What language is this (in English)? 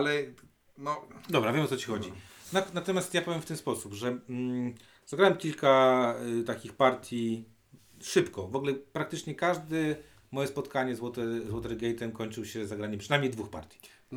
Polish